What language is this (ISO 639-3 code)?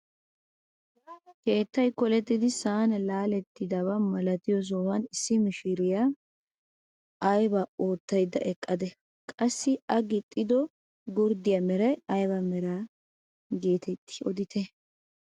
wal